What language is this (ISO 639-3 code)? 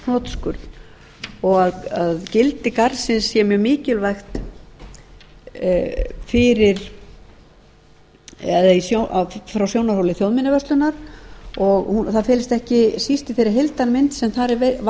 isl